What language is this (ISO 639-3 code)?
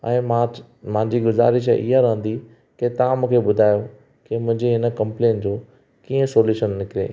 snd